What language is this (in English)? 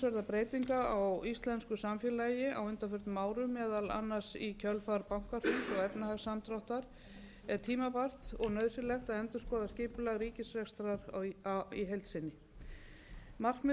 Icelandic